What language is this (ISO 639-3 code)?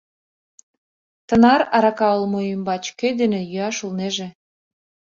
chm